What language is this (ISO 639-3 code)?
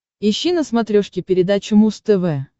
rus